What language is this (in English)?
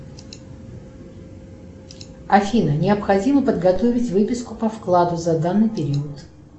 Russian